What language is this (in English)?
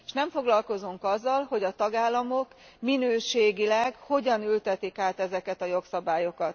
Hungarian